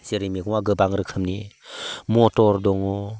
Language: Bodo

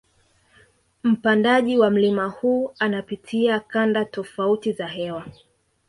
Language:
Swahili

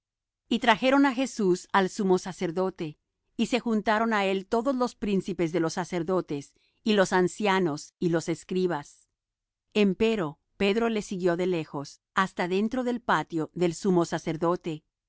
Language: Spanish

